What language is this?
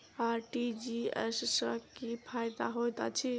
Maithili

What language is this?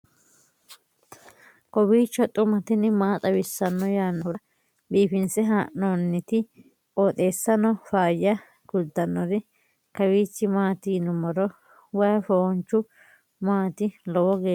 Sidamo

